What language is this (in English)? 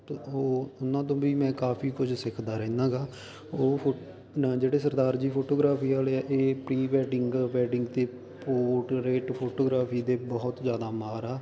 Punjabi